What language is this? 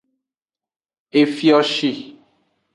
Aja (Benin)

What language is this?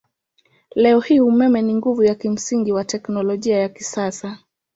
Swahili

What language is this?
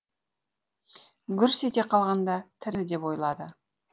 Kazakh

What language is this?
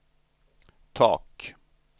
Swedish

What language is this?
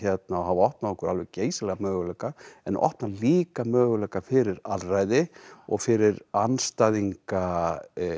Icelandic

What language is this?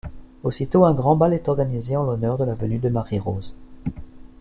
French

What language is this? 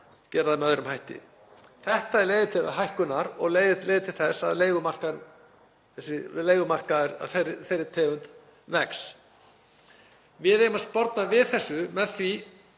Icelandic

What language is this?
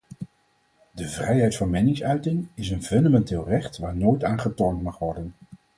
Dutch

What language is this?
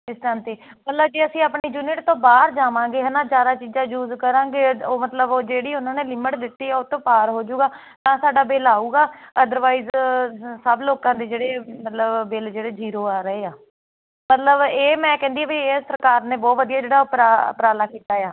Punjabi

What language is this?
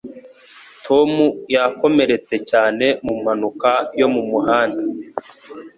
Kinyarwanda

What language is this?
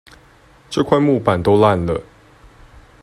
Chinese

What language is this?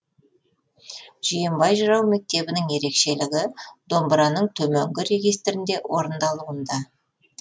Kazakh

